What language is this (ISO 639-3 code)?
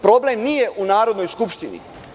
srp